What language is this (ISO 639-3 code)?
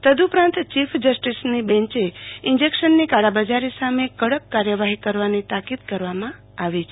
guj